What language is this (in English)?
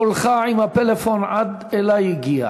Hebrew